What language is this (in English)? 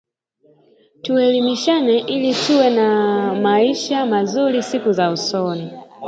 Swahili